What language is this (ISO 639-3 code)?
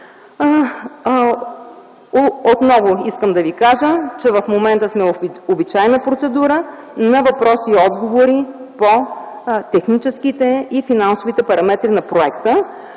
bul